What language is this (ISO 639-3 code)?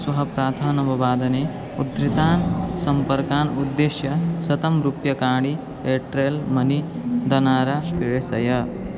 san